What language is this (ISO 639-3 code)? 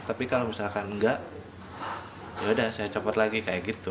ind